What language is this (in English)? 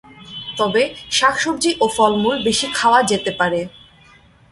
Bangla